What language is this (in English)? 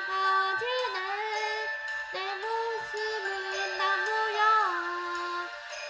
Korean